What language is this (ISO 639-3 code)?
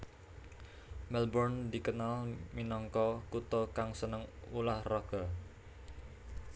jav